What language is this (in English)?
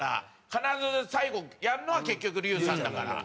Japanese